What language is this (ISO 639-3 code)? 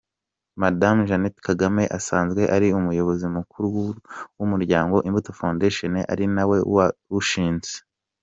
kin